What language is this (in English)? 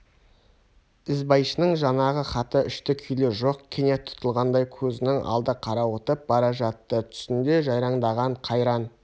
Kazakh